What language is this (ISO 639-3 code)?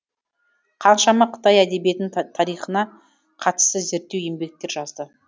kaz